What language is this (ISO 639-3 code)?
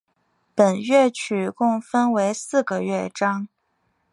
zho